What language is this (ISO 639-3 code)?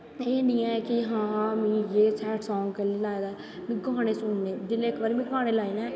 doi